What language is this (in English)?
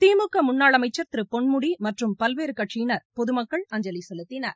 Tamil